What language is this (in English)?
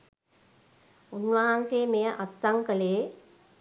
Sinhala